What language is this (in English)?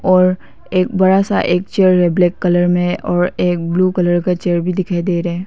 Hindi